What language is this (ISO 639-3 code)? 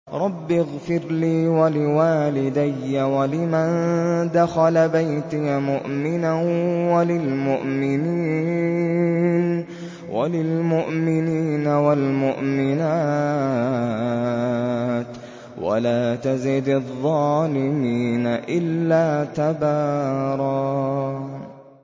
ara